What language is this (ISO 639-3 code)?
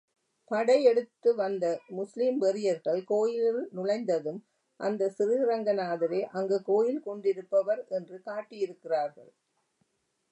tam